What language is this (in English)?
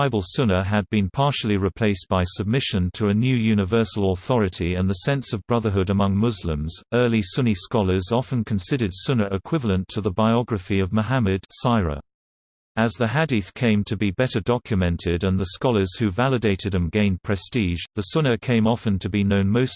English